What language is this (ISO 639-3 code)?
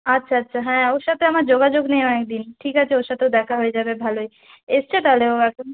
ben